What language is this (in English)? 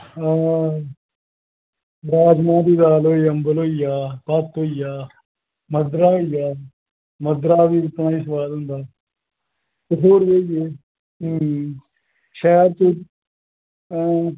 Dogri